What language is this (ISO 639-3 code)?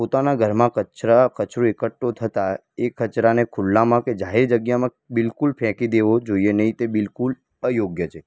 guj